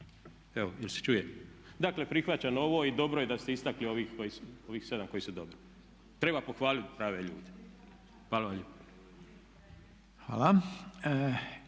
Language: Croatian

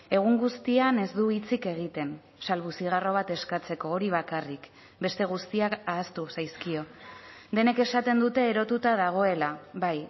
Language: Basque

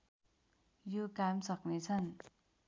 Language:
Nepali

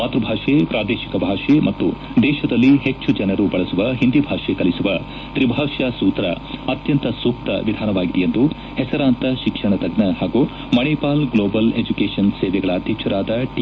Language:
Kannada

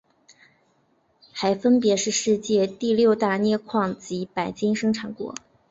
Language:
Chinese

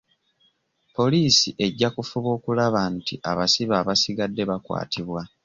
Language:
Ganda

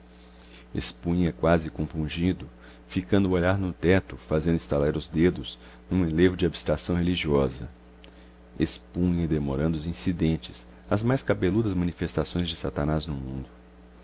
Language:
Portuguese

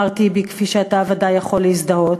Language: Hebrew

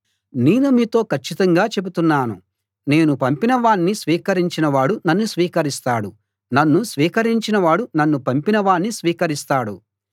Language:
Telugu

